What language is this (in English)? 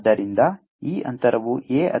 Kannada